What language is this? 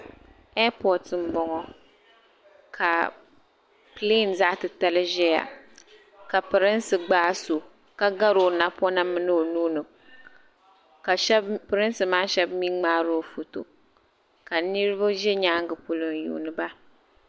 Dagbani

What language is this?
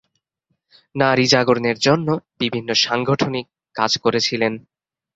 Bangla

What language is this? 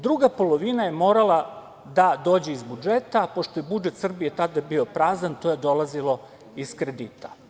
Serbian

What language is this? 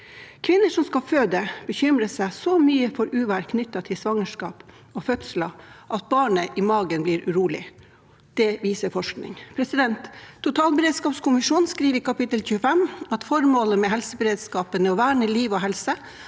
Norwegian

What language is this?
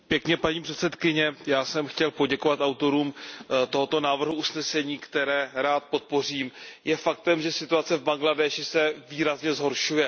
Czech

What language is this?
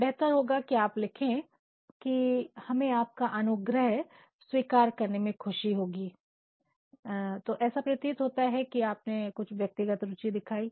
Hindi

